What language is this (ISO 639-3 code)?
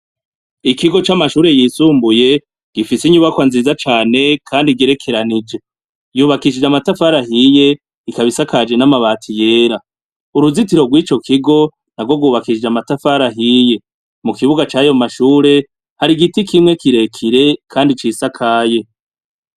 run